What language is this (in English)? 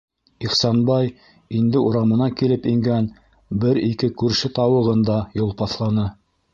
Bashkir